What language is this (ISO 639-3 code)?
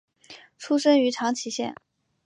zho